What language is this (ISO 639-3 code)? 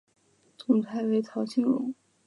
zho